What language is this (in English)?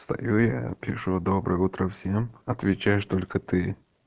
Russian